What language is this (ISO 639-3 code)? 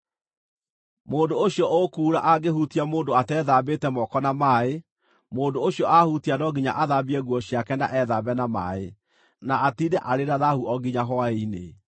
kik